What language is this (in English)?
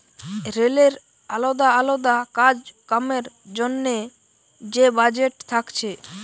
Bangla